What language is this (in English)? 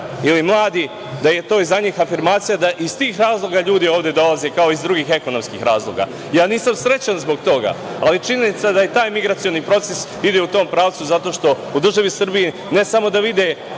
Serbian